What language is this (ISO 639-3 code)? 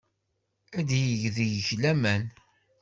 kab